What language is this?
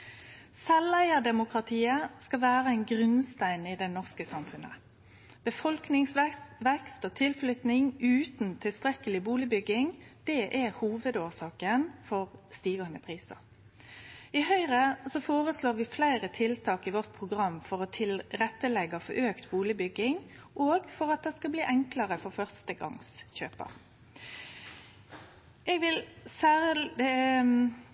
Norwegian Nynorsk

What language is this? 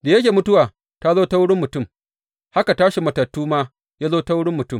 Hausa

